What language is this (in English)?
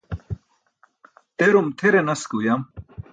Burushaski